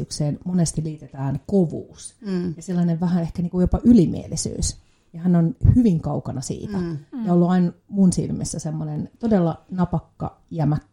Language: Finnish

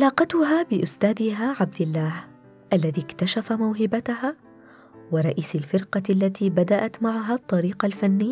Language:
Arabic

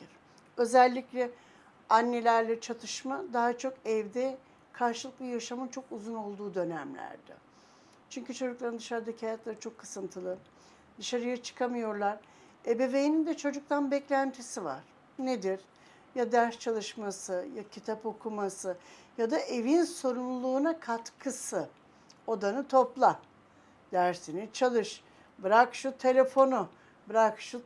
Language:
Turkish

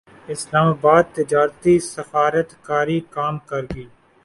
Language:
Urdu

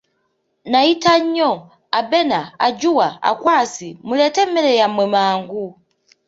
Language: Ganda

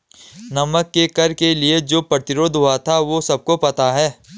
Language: Hindi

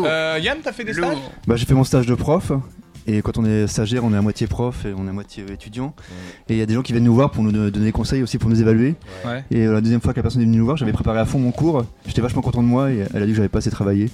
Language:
French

